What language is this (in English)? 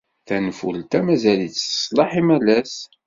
Kabyle